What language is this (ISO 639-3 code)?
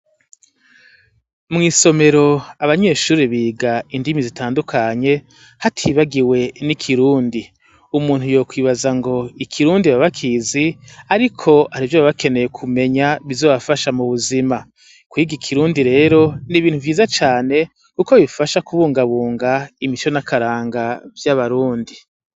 run